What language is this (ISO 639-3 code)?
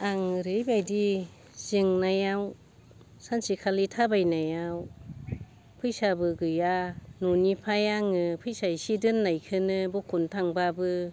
brx